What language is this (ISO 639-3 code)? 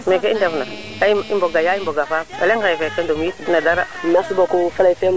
srr